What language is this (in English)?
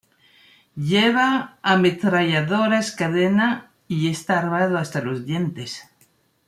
Spanish